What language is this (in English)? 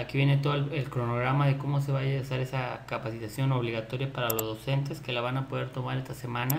Spanish